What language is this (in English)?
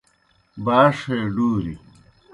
Kohistani Shina